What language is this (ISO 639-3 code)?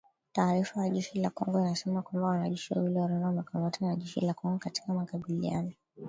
swa